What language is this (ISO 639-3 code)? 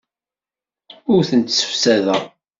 kab